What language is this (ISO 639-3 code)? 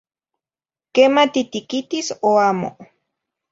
nhi